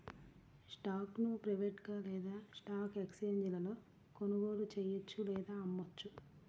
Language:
Telugu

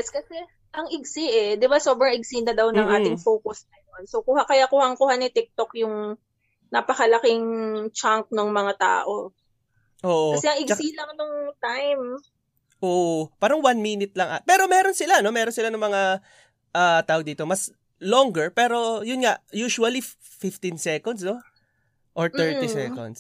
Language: Filipino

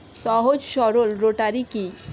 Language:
Bangla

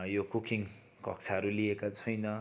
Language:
Nepali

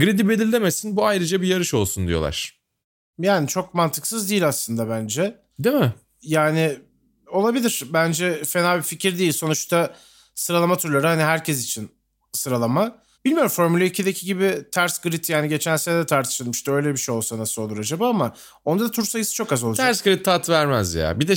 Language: Turkish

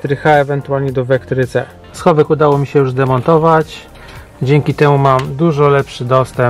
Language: Polish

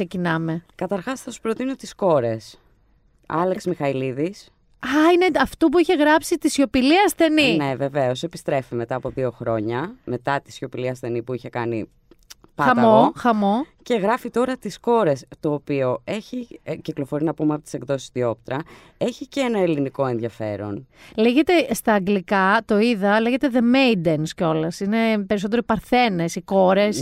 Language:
Greek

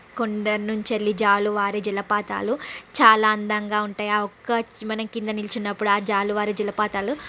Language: Telugu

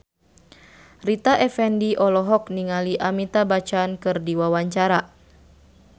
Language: Sundanese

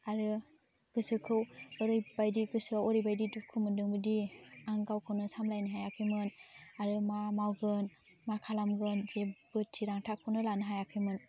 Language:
Bodo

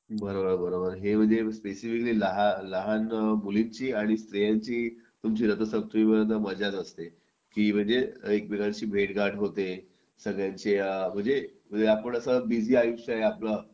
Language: Marathi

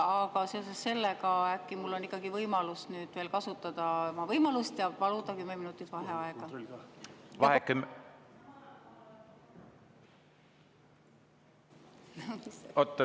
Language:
Estonian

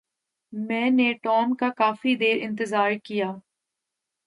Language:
Urdu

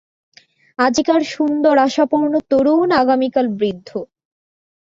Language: Bangla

